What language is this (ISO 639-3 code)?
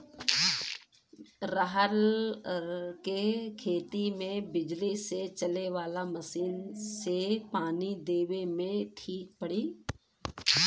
bho